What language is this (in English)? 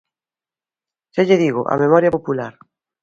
Galician